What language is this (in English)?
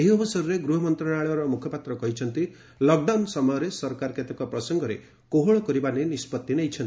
Odia